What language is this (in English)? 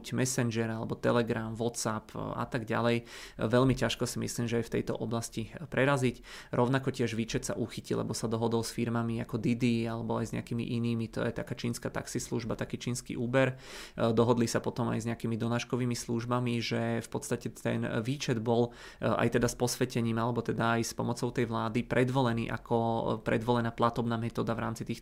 Czech